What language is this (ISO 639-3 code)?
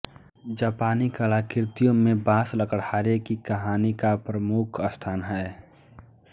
hin